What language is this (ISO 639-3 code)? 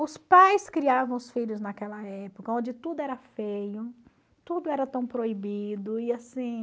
por